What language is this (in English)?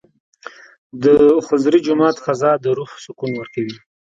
Pashto